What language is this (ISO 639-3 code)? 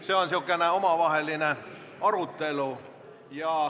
est